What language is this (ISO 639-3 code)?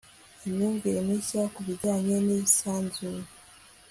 kin